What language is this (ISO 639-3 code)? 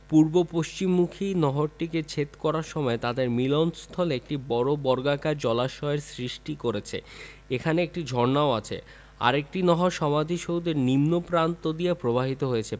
ben